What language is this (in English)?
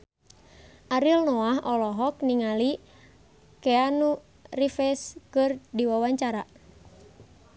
Sundanese